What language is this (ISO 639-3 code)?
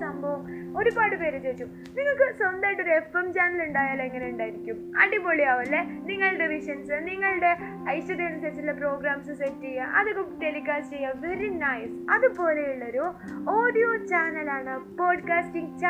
mal